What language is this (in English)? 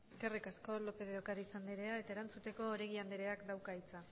Basque